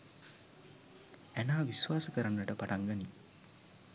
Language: Sinhala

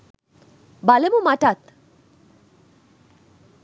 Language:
Sinhala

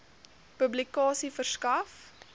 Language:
Afrikaans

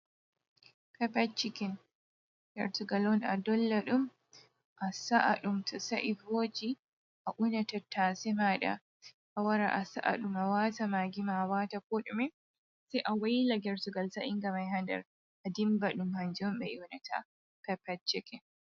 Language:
Fula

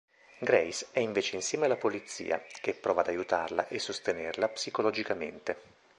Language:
Italian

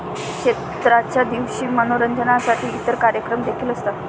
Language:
Marathi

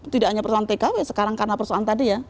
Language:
Indonesian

